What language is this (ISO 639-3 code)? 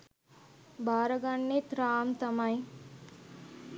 sin